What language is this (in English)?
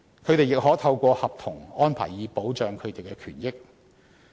Cantonese